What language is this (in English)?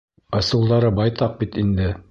Bashkir